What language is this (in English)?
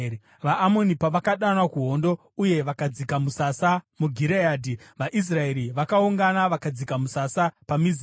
Shona